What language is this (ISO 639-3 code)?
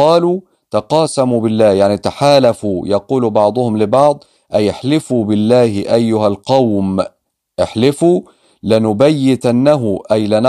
ara